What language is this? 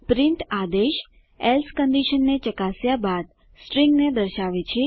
Gujarati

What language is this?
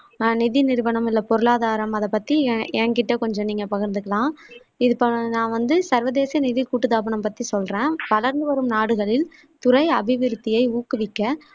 Tamil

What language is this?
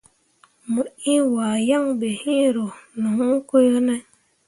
Mundang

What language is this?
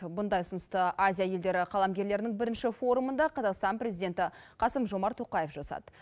Kazakh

